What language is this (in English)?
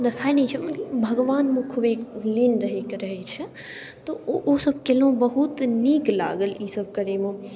Maithili